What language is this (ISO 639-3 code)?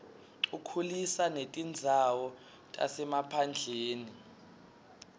ssw